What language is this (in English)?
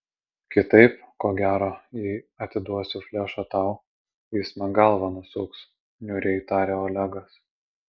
Lithuanian